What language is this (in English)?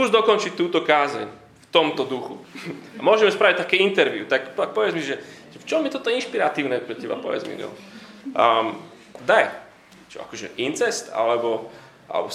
Slovak